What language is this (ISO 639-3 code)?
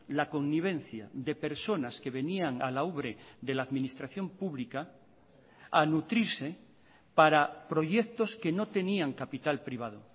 spa